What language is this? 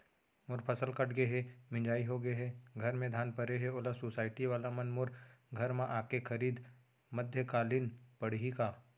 Chhattisgarhi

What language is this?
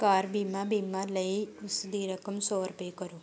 Punjabi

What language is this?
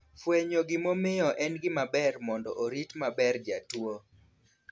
Luo (Kenya and Tanzania)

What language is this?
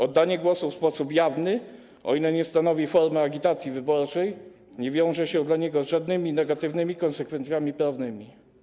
Polish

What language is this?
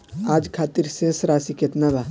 Bhojpuri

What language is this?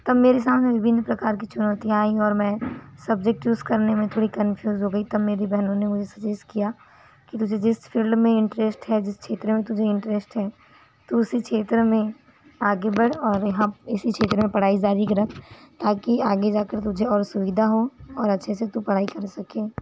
Hindi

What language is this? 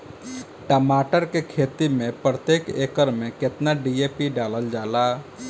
Bhojpuri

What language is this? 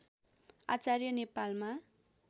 Nepali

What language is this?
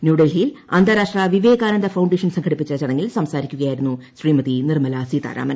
Malayalam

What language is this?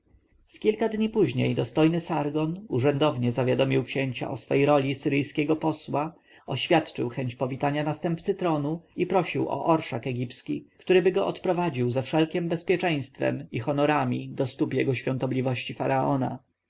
Polish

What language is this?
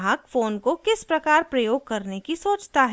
Hindi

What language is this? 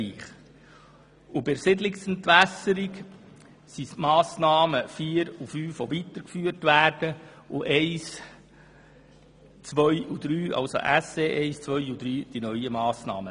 Swiss German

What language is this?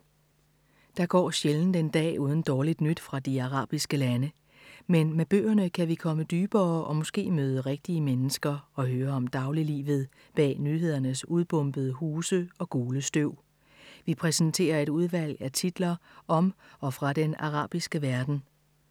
Danish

